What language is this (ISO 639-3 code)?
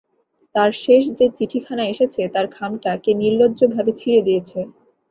ben